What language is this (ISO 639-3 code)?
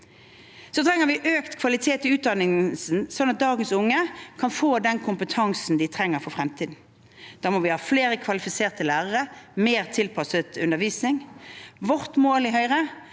nor